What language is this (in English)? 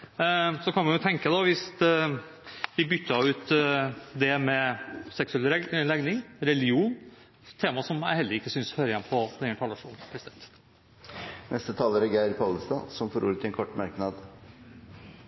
Norwegian Bokmål